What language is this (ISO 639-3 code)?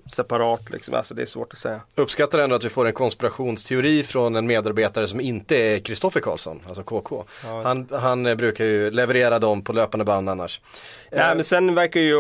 swe